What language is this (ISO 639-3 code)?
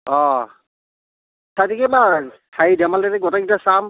asm